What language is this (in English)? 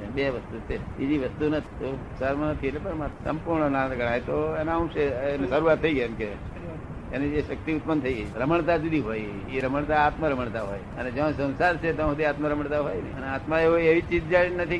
Gujarati